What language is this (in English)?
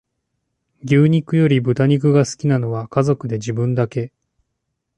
Japanese